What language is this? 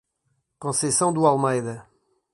Portuguese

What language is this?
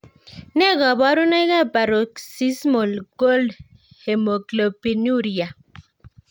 Kalenjin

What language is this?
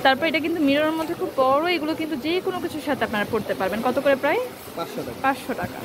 Romanian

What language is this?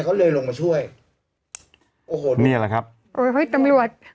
Thai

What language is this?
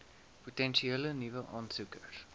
Afrikaans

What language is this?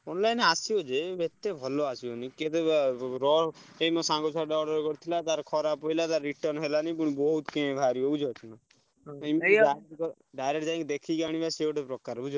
Odia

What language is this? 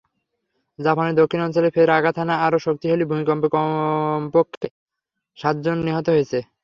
Bangla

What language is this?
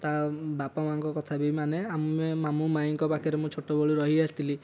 Odia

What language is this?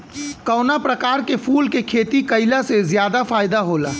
Bhojpuri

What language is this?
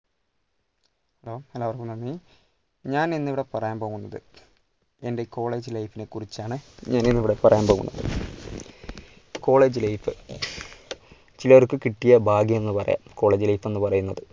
Malayalam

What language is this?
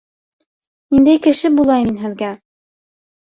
Bashkir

